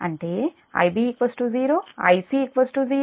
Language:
Telugu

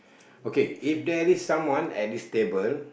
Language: English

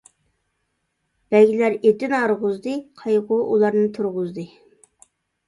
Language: Uyghur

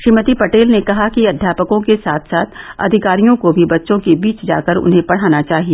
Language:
Hindi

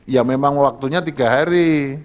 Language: Indonesian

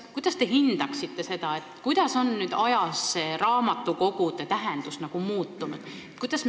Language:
Estonian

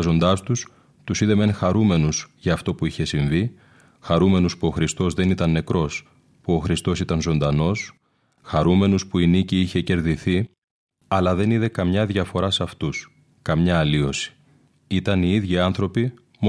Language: Greek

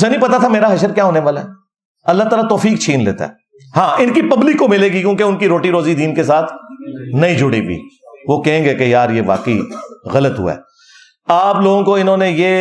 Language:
Urdu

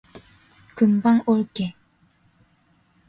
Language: Korean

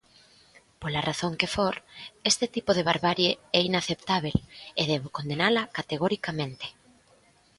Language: Galician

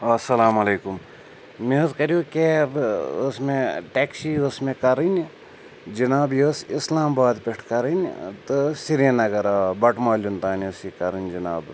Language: Kashmiri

